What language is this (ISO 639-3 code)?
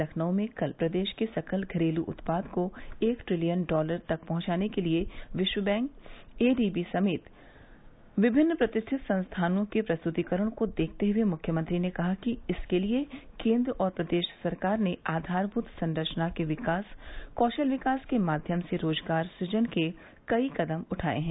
hin